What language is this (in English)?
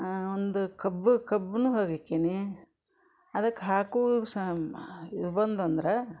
Kannada